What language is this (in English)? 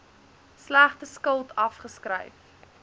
Afrikaans